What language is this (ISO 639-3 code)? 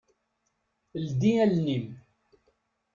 kab